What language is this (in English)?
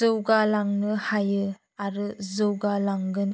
Bodo